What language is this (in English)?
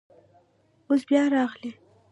Pashto